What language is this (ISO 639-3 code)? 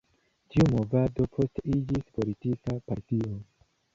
epo